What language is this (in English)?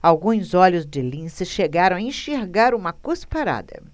Portuguese